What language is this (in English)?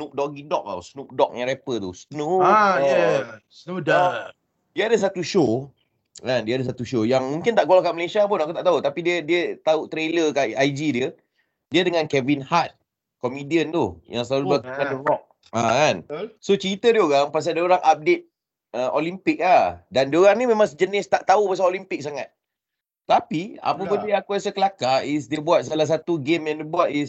Malay